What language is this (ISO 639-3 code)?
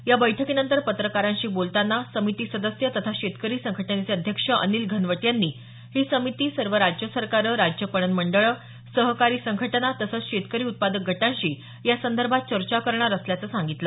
mar